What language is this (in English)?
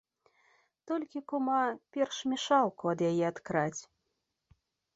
Belarusian